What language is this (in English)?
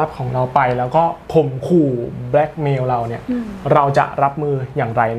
Thai